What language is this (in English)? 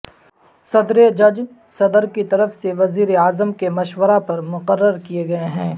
Urdu